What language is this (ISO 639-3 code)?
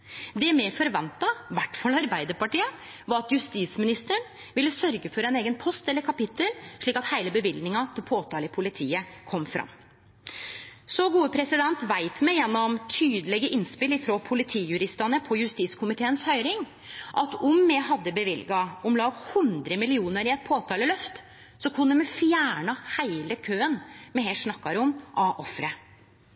nno